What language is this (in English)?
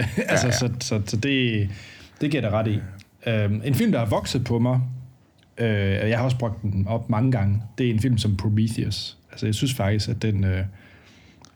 Danish